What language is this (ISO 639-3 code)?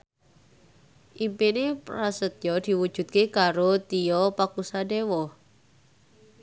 jav